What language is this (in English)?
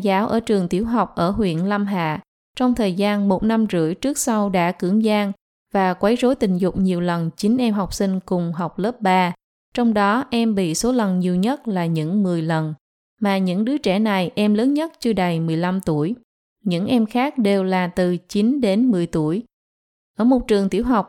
Vietnamese